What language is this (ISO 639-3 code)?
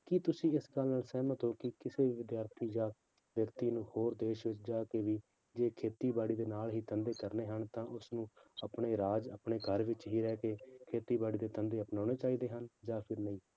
pan